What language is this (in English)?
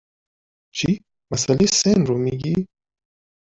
Persian